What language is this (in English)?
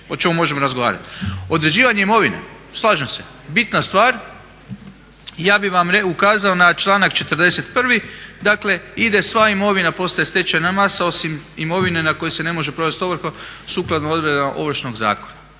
Croatian